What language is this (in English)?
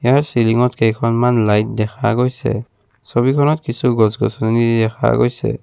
Assamese